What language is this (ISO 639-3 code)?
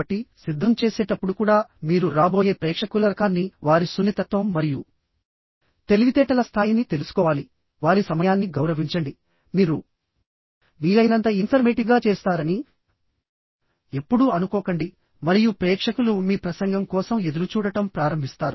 tel